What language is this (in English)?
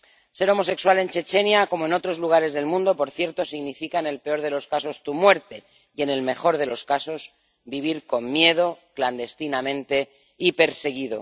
Spanish